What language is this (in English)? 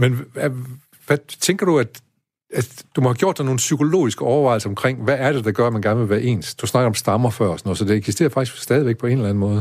Danish